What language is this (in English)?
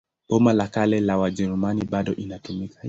Swahili